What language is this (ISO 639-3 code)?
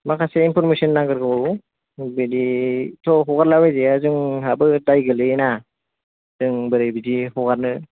brx